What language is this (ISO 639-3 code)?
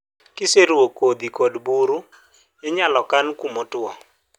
luo